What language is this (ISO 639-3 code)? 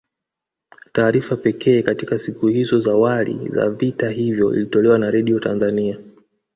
swa